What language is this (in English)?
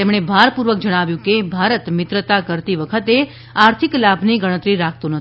Gujarati